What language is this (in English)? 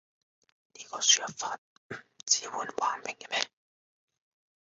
Cantonese